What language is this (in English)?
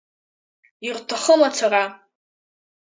Abkhazian